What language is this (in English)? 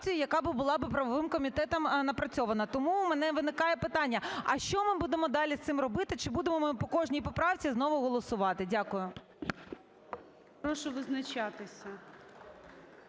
Ukrainian